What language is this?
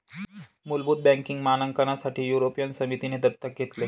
Marathi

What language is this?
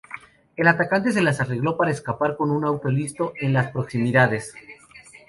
Spanish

